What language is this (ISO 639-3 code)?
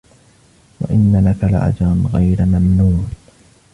ara